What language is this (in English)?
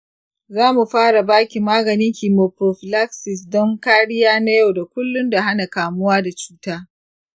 Hausa